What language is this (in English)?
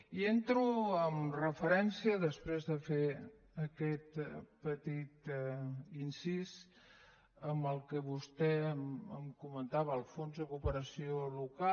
Catalan